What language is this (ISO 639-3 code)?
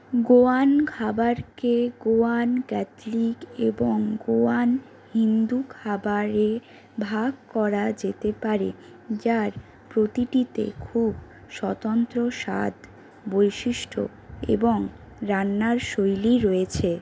ben